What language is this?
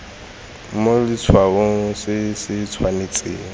Tswana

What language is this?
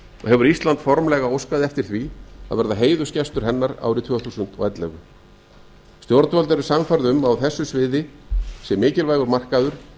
Icelandic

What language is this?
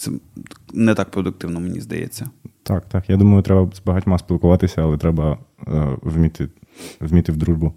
Ukrainian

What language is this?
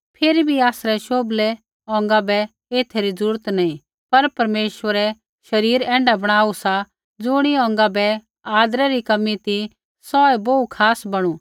Kullu Pahari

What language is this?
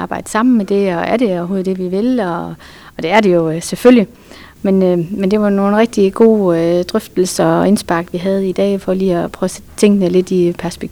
Danish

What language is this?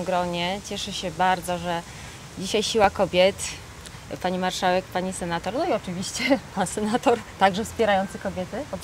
Polish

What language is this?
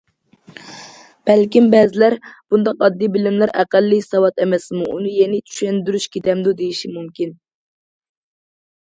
Uyghur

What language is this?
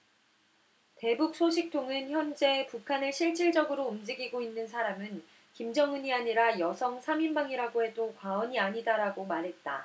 Korean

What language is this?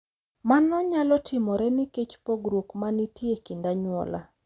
Luo (Kenya and Tanzania)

